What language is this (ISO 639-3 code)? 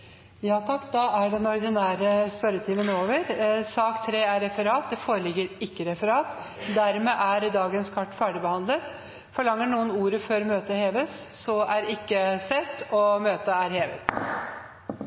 nno